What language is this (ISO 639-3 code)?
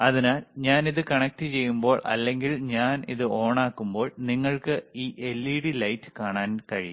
mal